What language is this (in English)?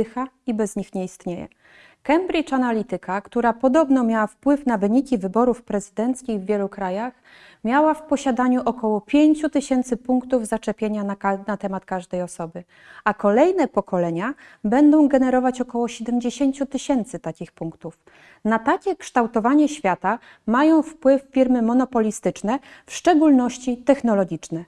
Polish